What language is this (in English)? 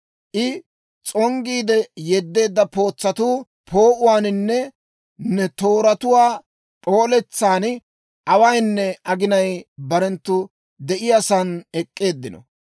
Dawro